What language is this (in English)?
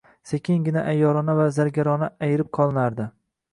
Uzbek